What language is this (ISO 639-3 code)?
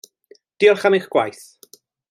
cym